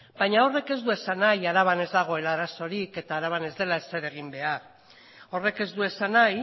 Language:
Basque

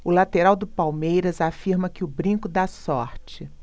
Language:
Portuguese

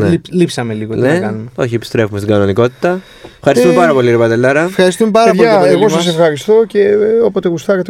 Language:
Greek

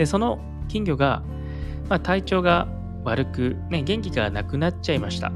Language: Japanese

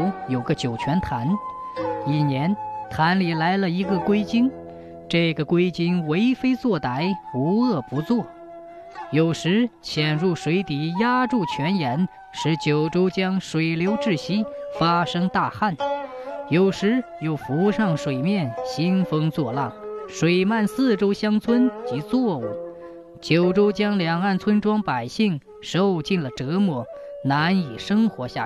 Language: Chinese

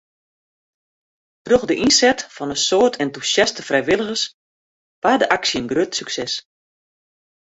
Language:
Western Frisian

